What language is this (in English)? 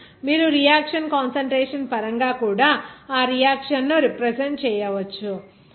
Telugu